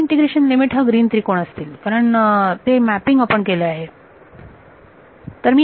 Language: Marathi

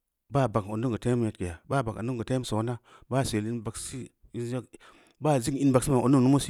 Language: Samba Leko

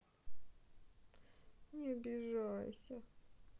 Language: Russian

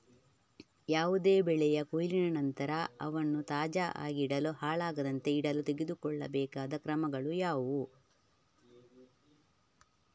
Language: Kannada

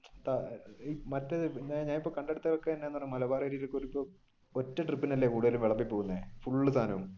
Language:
Malayalam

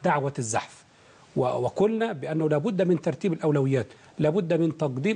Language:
Arabic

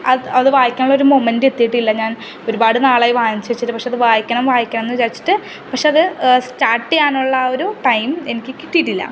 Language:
Malayalam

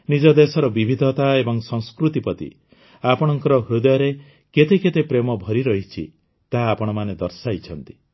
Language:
Odia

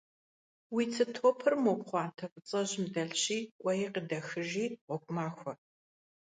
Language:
Kabardian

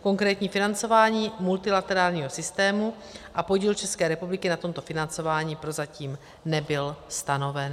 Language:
Czech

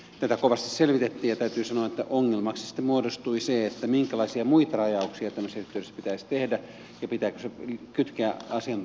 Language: Finnish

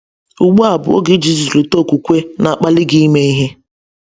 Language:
Igbo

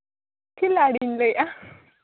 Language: Santali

